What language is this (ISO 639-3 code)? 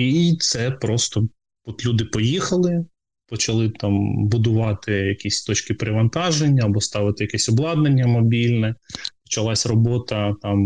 ukr